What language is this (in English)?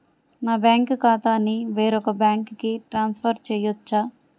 Telugu